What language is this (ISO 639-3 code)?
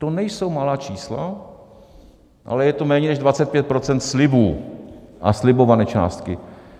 ces